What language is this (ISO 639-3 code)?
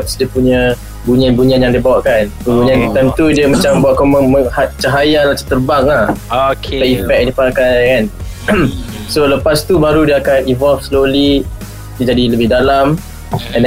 msa